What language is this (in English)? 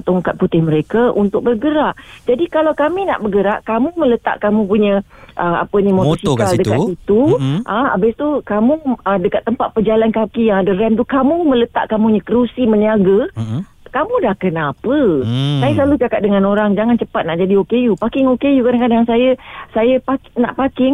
Malay